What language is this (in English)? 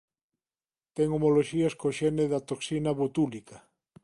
Galician